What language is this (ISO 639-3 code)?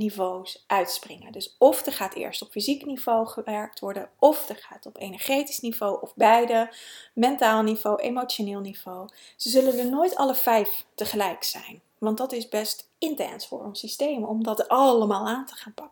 nld